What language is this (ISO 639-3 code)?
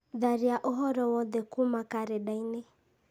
kik